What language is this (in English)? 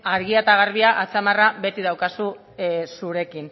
Basque